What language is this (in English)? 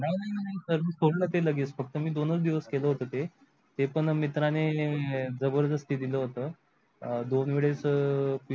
Marathi